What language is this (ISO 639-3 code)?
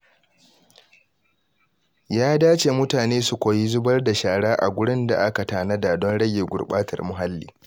hau